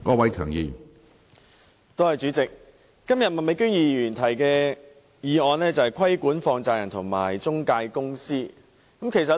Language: Cantonese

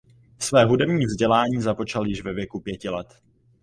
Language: Czech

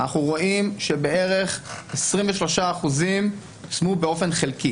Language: Hebrew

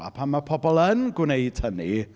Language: Welsh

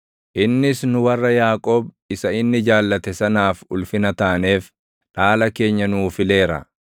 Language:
Oromo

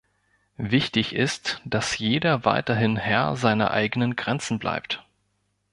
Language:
German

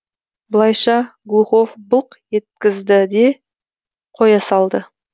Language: Kazakh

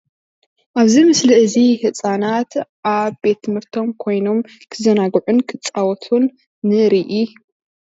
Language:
Tigrinya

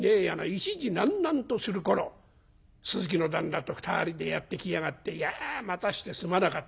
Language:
Japanese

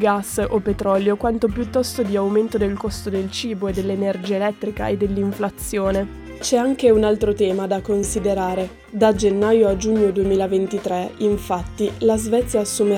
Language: Italian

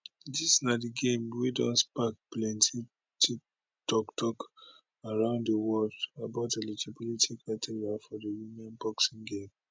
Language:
Nigerian Pidgin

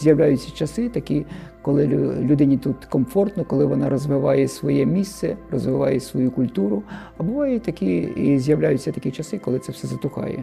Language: Ukrainian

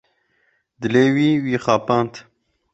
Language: Kurdish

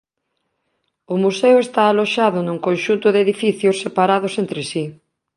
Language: Galician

